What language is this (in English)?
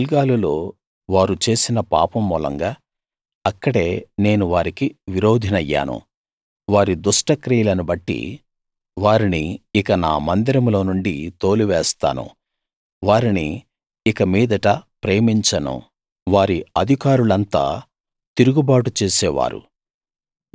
Telugu